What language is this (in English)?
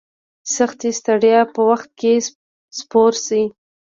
Pashto